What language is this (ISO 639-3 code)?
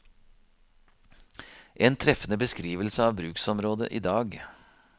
nor